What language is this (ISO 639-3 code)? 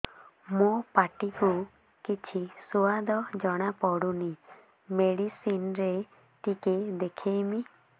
ori